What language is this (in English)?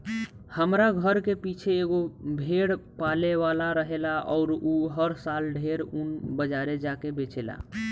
Bhojpuri